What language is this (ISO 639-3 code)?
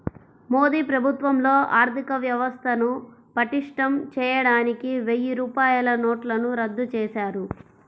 tel